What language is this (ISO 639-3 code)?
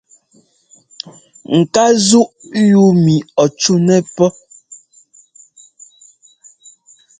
jgo